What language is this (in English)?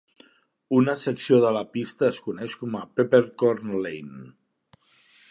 Catalan